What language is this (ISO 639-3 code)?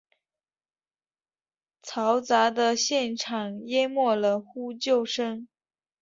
zho